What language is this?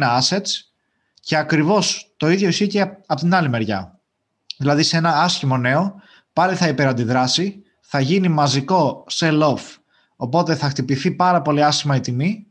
Greek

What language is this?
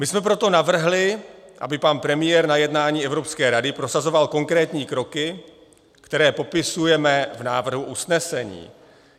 Czech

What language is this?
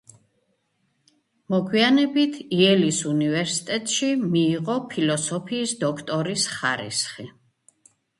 Georgian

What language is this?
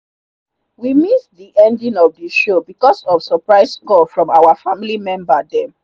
Nigerian Pidgin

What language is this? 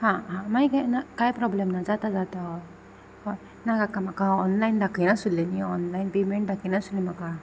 Konkani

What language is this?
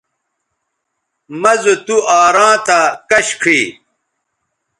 Bateri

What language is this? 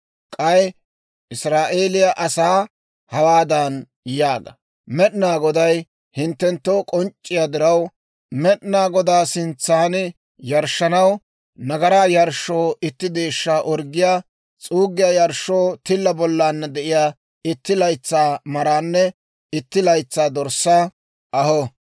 Dawro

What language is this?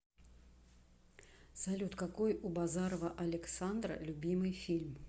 Russian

